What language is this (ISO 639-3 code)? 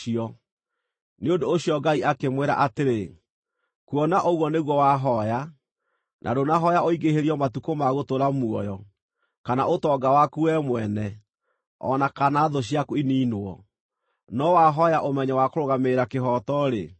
kik